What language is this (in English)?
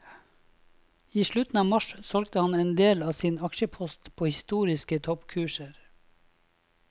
Norwegian